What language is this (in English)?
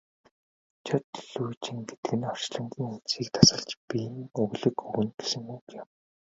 Mongolian